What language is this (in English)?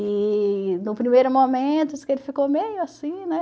Portuguese